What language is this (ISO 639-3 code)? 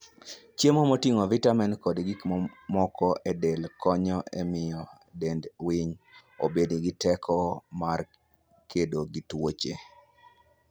luo